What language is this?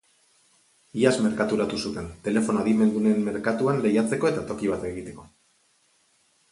Basque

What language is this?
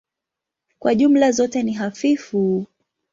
Swahili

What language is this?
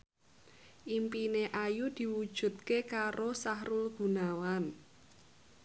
Javanese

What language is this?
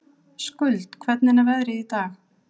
Icelandic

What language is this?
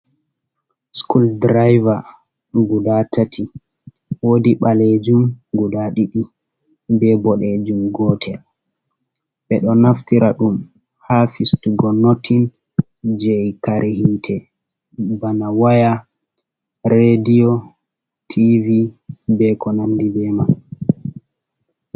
Fula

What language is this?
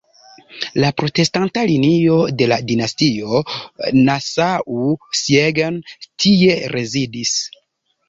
Esperanto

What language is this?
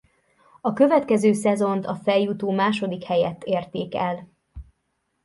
Hungarian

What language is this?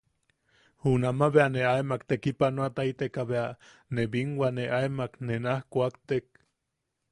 Yaqui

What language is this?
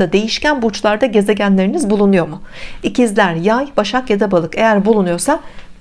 Turkish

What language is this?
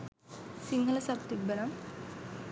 Sinhala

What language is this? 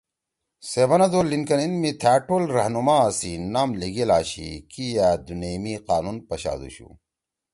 Torwali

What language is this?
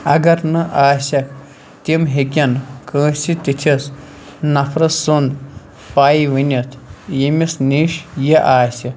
Kashmiri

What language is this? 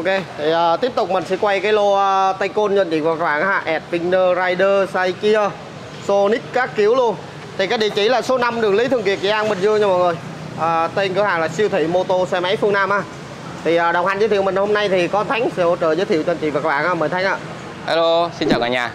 Vietnamese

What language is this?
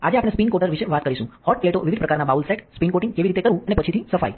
Gujarati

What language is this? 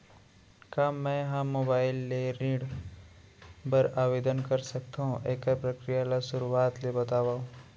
Chhattisgarhi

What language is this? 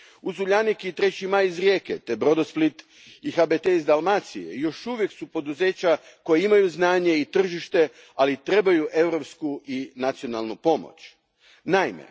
Croatian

